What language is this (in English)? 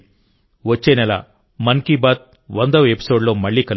Telugu